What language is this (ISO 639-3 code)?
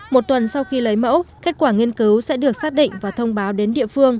vie